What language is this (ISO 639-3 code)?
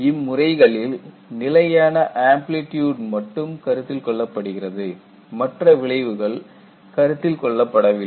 tam